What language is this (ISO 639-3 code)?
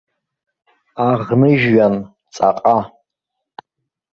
abk